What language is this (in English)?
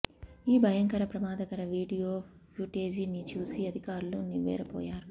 Telugu